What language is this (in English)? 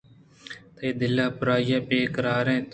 Eastern Balochi